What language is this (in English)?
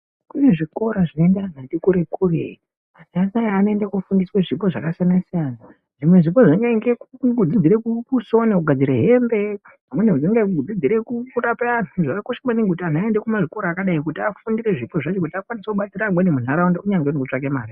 Ndau